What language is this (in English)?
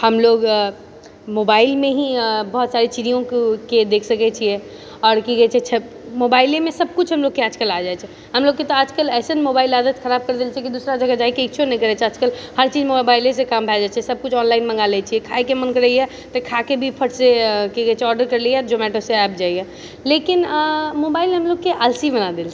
Maithili